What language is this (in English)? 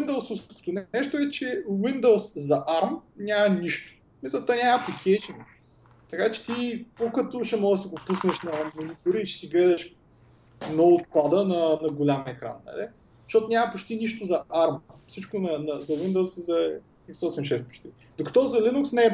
Bulgarian